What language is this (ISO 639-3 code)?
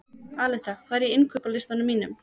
isl